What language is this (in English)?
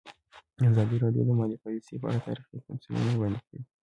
Pashto